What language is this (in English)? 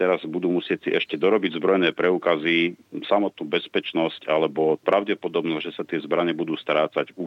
Slovak